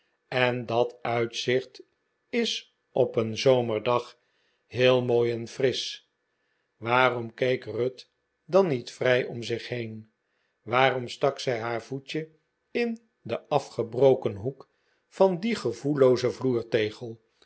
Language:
Dutch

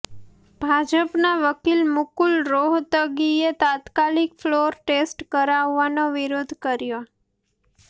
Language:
Gujarati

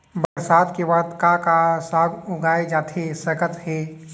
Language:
Chhattisgarhi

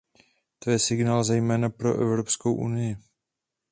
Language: Czech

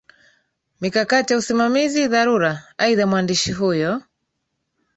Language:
Swahili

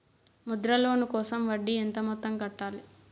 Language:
Telugu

